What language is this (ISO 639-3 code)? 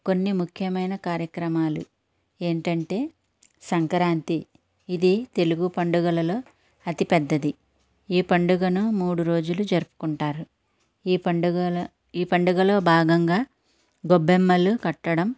tel